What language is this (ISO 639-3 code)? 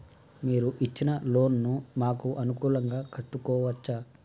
tel